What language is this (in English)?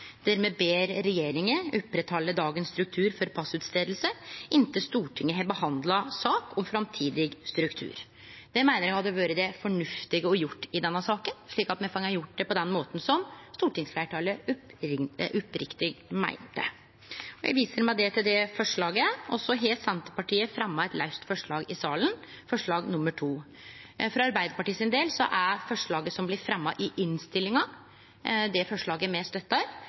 Norwegian Nynorsk